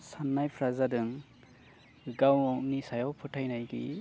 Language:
Bodo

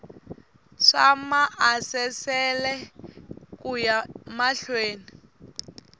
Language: Tsonga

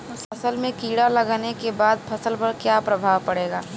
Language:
Bhojpuri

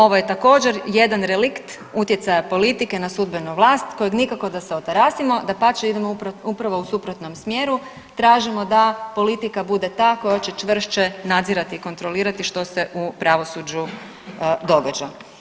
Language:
Croatian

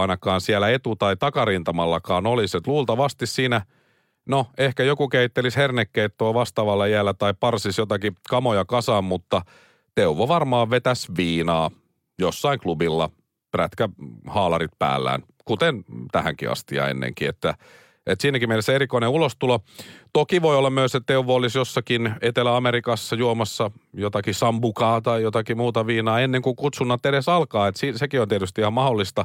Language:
Finnish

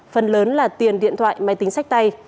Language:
Vietnamese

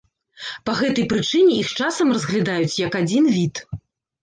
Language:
Belarusian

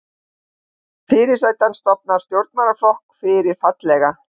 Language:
Icelandic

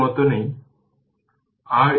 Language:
Bangla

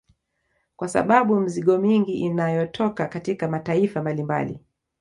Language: Swahili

